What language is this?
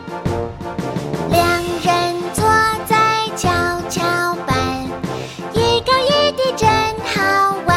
Chinese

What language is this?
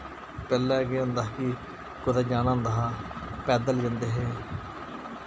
Dogri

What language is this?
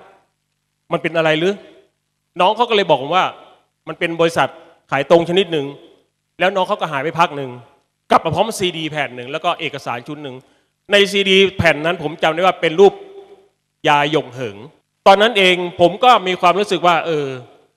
Thai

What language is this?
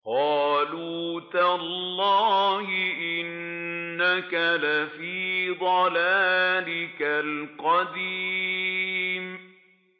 Arabic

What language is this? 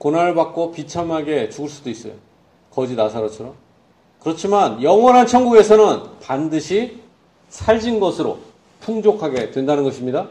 Korean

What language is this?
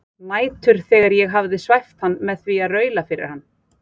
Icelandic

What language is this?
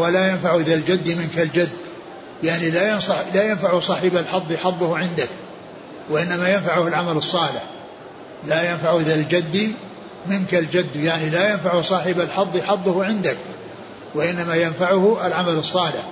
Arabic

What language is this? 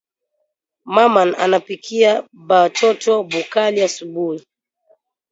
Swahili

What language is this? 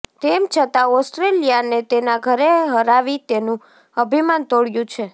Gujarati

